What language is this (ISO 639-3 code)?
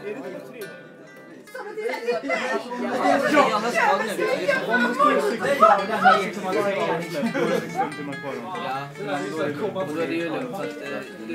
swe